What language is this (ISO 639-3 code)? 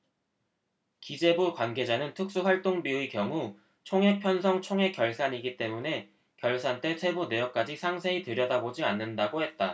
kor